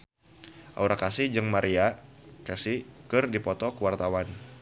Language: Sundanese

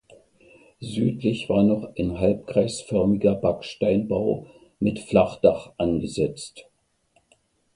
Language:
German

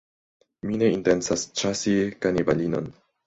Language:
Esperanto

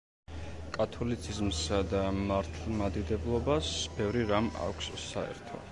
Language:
Georgian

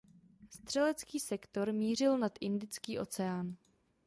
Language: Czech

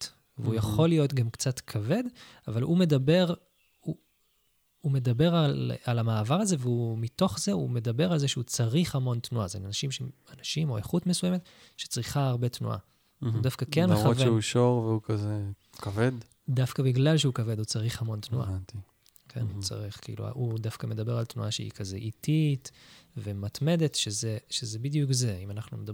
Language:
Hebrew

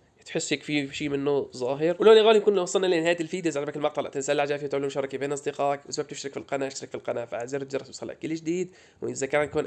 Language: Arabic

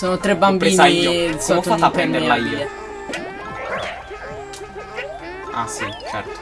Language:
Italian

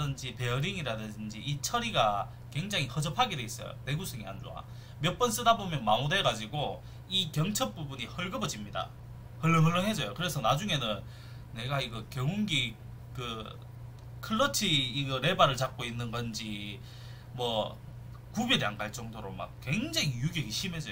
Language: Korean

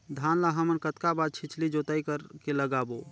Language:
Chhattisgarhi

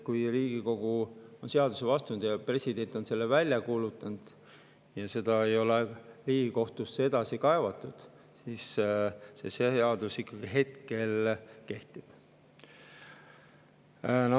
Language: Estonian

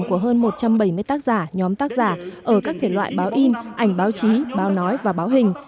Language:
Vietnamese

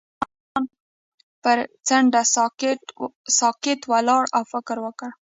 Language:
Pashto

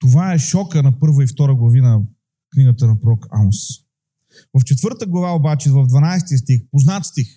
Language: Bulgarian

